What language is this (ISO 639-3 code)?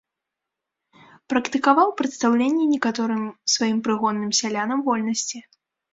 bel